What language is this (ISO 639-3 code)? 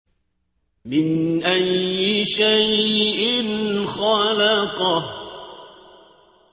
ara